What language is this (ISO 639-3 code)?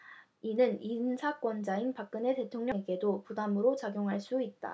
kor